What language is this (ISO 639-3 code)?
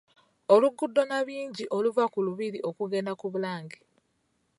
lug